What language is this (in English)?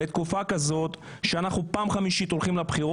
Hebrew